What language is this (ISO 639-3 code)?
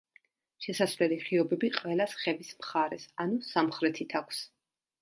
kat